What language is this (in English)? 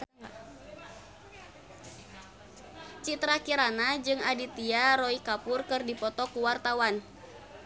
Sundanese